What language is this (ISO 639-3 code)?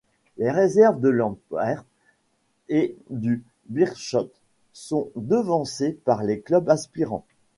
fra